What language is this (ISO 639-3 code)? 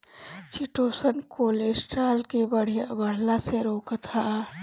bho